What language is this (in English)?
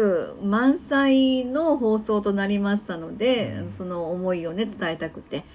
Japanese